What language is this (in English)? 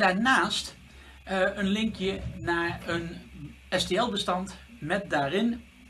Dutch